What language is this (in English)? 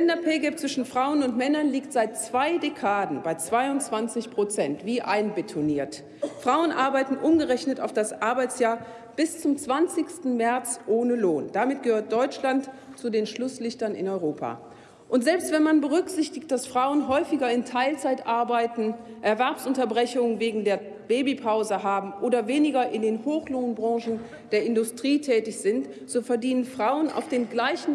German